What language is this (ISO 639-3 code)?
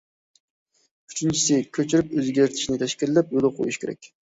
uig